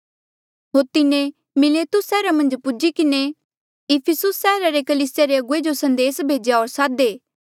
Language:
Mandeali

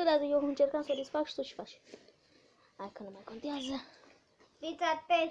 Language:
Romanian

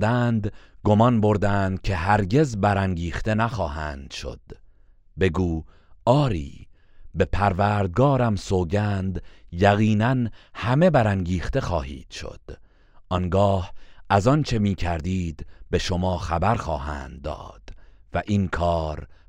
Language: Persian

